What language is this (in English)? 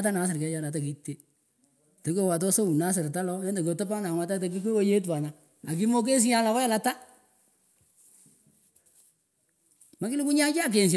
Pökoot